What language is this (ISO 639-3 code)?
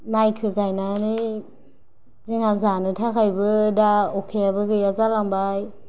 brx